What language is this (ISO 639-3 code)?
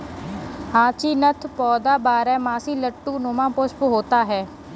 hin